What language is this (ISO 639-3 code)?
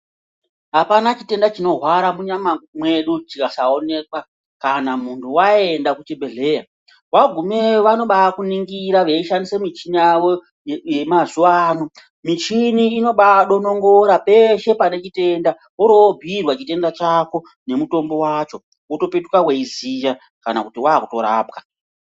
ndc